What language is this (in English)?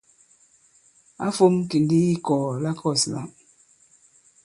Bankon